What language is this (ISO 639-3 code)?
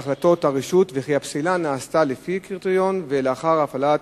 heb